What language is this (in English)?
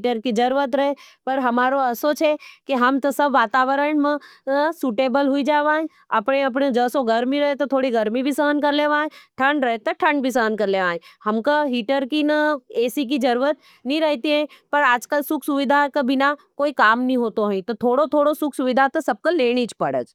Nimadi